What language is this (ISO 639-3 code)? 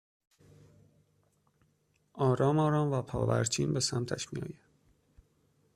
fas